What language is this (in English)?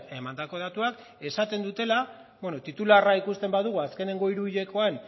Basque